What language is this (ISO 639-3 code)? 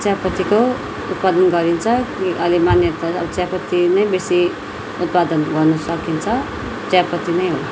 nep